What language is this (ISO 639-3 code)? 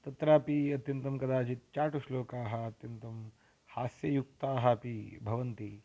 san